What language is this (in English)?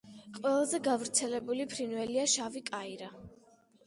Georgian